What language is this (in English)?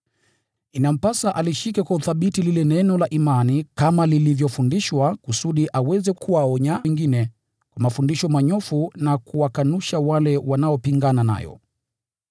Swahili